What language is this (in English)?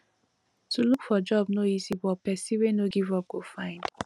Nigerian Pidgin